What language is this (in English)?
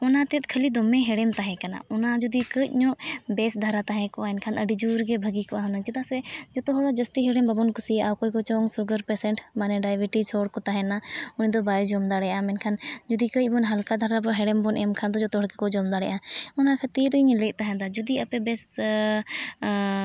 Santali